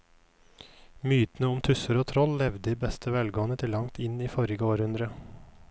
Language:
Norwegian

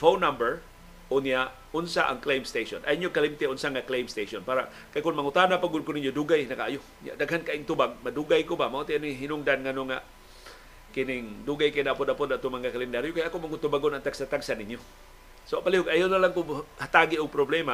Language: Filipino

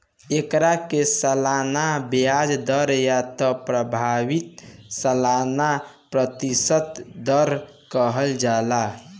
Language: Bhojpuri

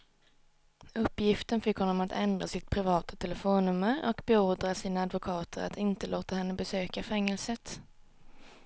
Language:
Swedish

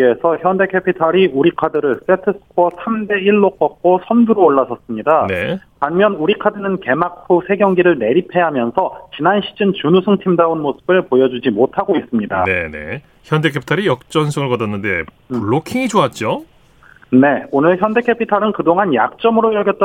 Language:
Korean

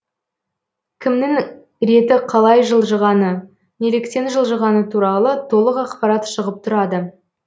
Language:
Kazakh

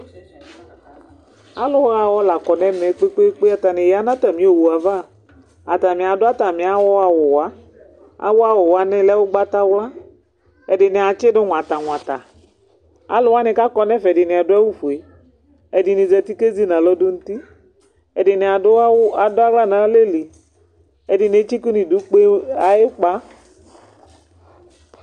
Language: Ikposo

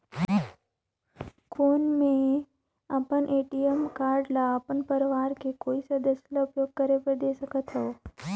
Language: Chhattisgarhi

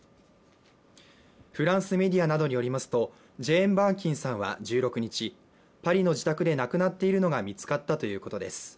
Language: Japanese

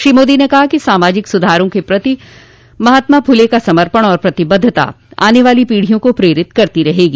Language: Hindi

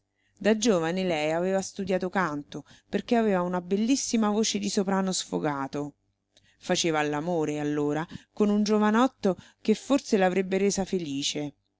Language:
Italian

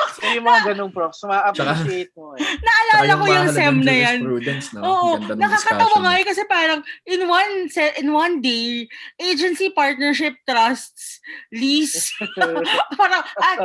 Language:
Filipino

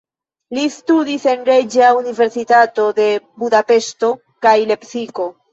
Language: Esperanto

